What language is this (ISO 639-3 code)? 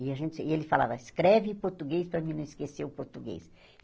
por